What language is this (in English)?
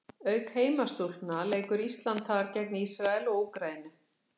Icelandic